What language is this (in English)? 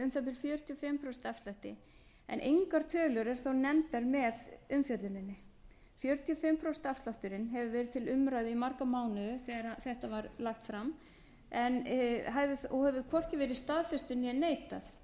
Icelandic